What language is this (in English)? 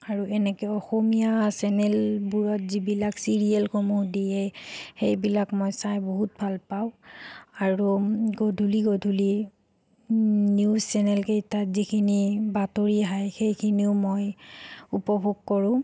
Assamese